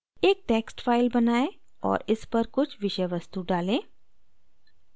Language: Hindi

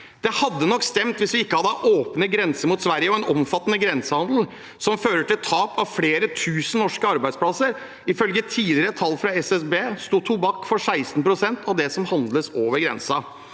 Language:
Norwegian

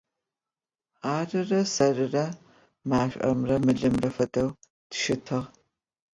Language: Adyghe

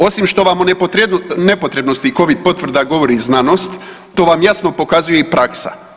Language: Croatian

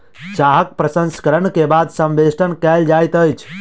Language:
Maithili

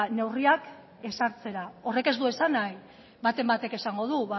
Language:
Basque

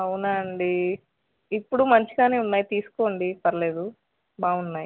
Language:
Telugu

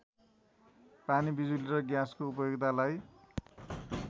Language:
Nepali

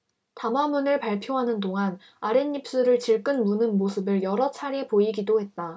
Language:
Korean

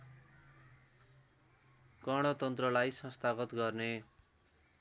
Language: Nepali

